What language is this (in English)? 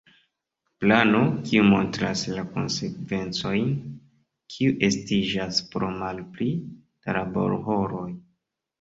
Esperanto